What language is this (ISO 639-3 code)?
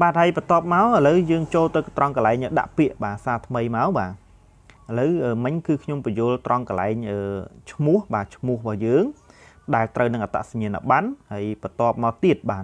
vie